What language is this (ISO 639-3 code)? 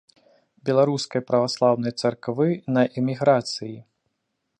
bel